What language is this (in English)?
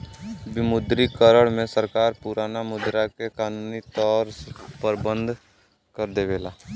Bhojpuri